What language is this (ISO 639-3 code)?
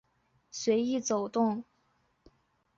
zho